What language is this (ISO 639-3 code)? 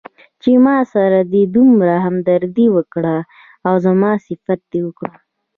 pus